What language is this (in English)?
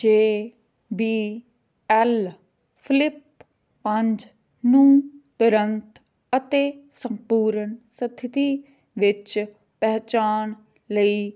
Punjabi